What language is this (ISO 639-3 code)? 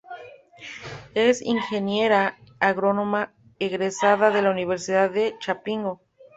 spa